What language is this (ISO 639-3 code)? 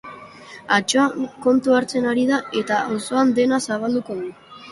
eus